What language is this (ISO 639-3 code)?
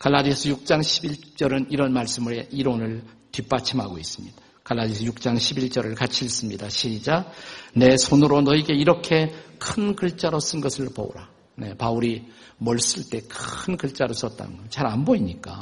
kor